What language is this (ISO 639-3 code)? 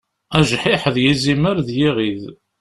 kab